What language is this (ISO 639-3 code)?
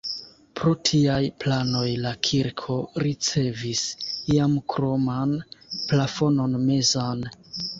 epo